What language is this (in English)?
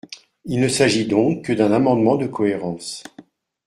French